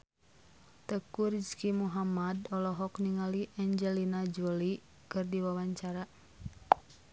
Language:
Sundanese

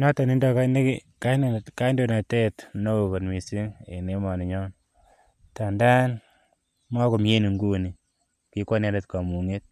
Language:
Kalenjin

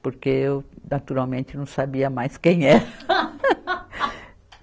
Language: Portuguese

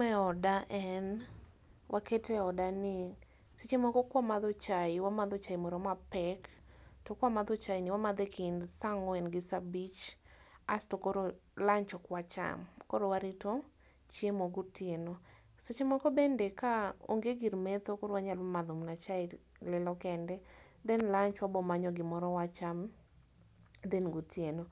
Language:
Luo (Kenya and Tanzania)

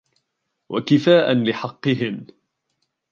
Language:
Arabic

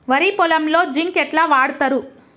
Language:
Telugu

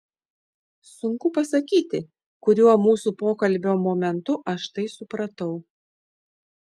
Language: Lithuanian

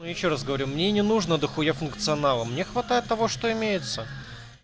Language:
Russian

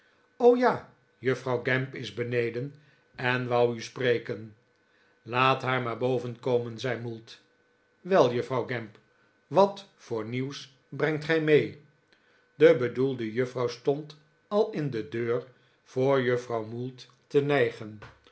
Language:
Dutch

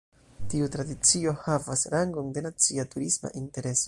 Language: Esperanto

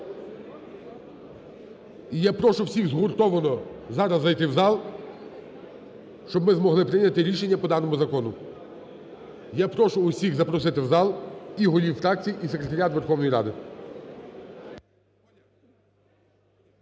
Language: Ukrainian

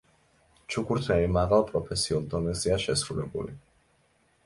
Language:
Georgian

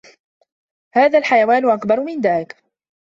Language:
Arabic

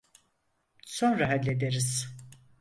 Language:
Turkish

